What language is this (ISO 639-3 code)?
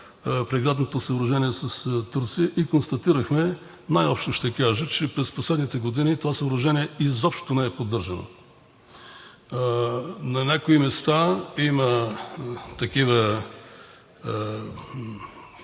bul